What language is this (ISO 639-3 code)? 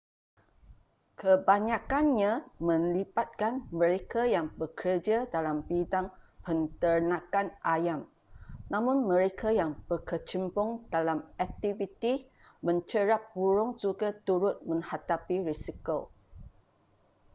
msa